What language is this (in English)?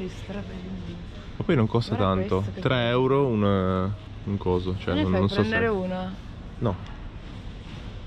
Italian